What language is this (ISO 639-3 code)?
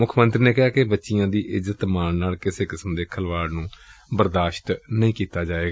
pan